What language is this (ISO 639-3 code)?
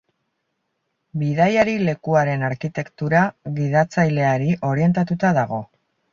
eus